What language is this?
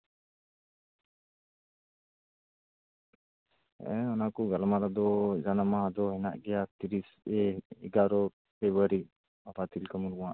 Santali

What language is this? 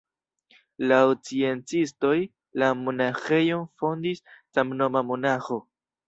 Esperanto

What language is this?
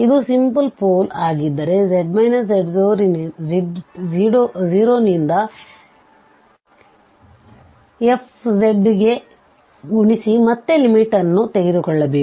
Kannada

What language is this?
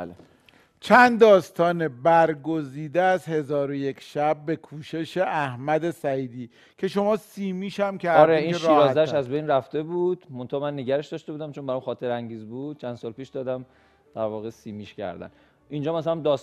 Persian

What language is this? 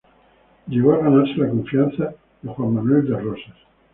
Spanish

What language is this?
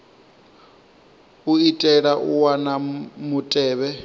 Venda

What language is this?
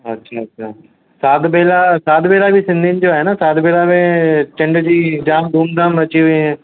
Sindhi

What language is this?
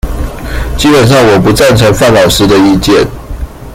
Chinese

